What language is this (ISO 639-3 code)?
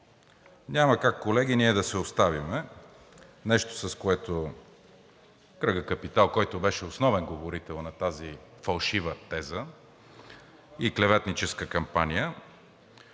bul